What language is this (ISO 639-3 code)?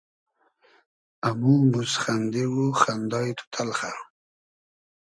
haz